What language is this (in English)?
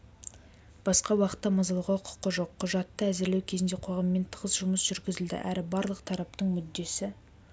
Kazakh